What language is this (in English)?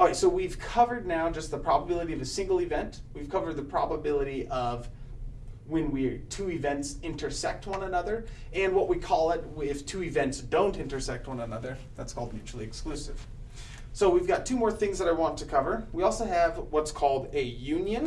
English